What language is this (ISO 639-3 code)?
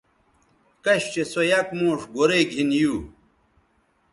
btv